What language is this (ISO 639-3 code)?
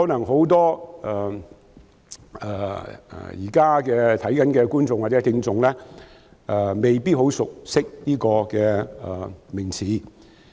yue